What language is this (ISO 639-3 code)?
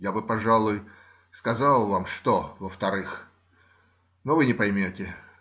rus